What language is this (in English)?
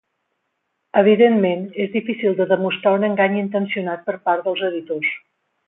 Catalan